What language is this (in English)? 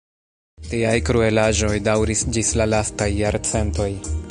Esperanto